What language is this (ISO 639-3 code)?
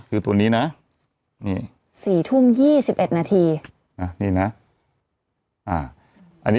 tha